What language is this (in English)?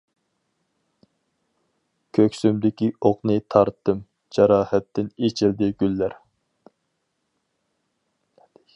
Uyghur